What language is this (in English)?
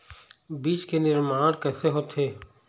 Chhattisgarhi